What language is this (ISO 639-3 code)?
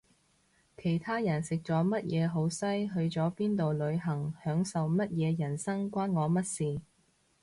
yue